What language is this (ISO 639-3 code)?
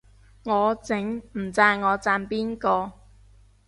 yue